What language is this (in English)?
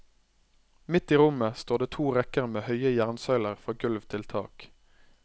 Norwegian